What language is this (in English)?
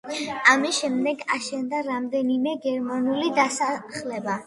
Georgian